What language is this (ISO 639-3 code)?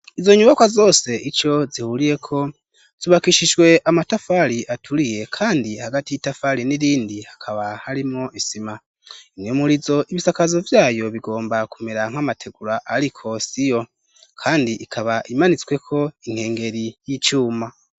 run